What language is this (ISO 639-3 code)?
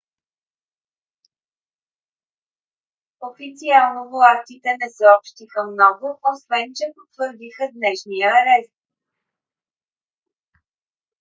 bul